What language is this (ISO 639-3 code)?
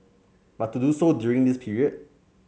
eng